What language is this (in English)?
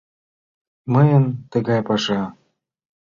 Mari